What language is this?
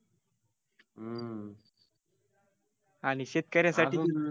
Marathi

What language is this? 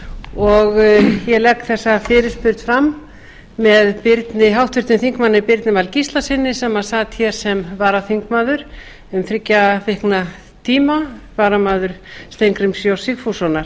Icelandic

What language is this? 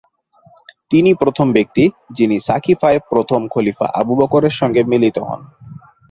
Bangla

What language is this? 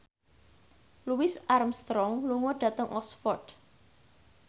Javanese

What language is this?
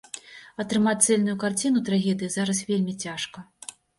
Belarusian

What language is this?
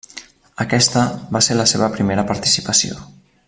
Catalan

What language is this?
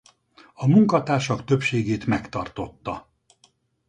Hungarian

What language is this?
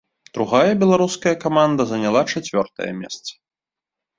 Belarusian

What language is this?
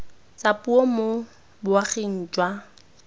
Tswana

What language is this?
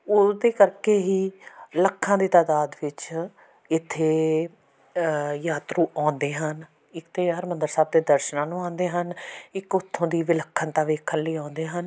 Punjabi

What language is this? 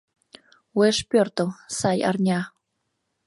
Mari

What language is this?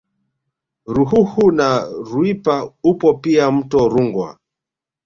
Swahili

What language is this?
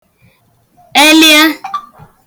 Igbo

